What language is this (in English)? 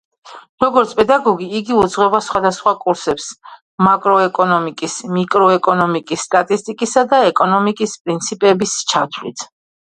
Georgian